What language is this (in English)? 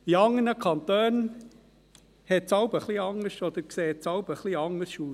Swiss German